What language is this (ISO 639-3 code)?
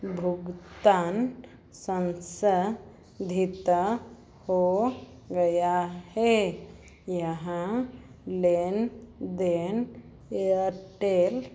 hin